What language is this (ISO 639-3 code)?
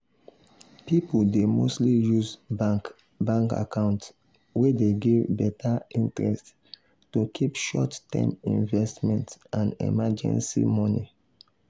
pcm